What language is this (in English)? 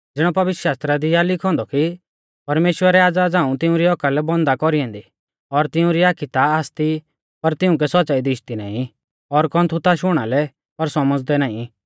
Mahasu Pahari